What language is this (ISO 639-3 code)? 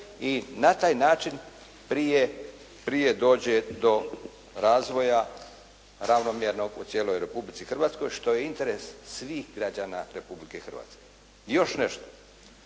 hrv